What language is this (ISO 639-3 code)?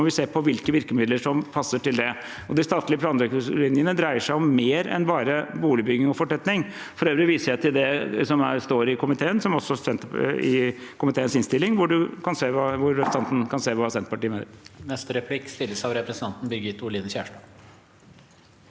nor